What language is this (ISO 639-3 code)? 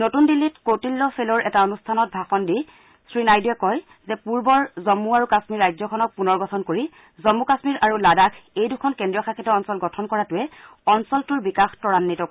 asm